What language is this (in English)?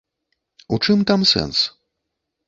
Belarusian